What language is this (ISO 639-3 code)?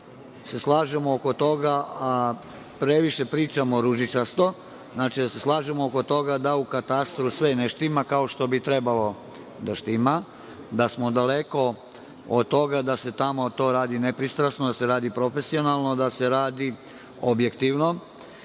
srp